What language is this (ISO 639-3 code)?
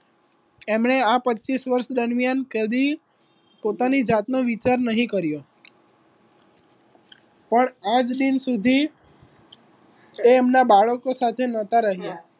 guj